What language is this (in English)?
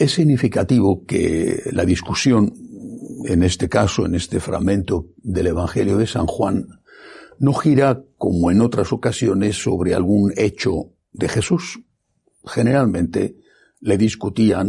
Spanish